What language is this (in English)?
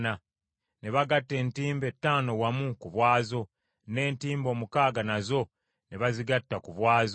Ganda